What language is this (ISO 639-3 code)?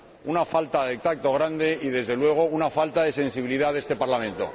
spa